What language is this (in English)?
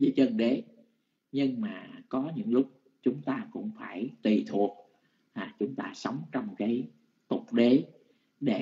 Vietnamese